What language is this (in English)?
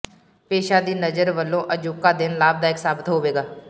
Punjabi